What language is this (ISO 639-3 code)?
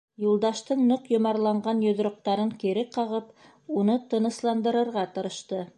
bak